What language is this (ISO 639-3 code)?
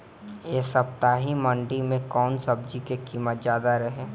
bho